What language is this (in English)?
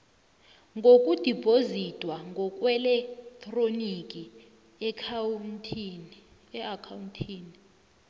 South Ndebele